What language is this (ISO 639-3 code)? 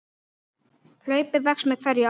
isl